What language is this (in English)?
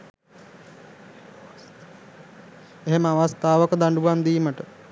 Sinhala